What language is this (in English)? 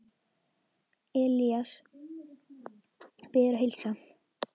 Icelandic